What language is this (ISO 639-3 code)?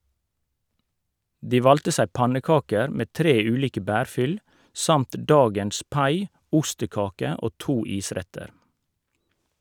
nor